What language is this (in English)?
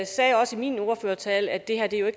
Danish